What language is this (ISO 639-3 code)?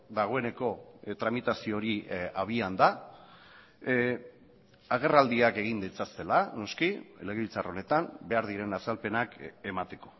eus